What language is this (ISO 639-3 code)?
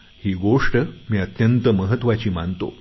mar